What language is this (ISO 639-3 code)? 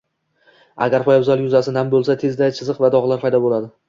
uzb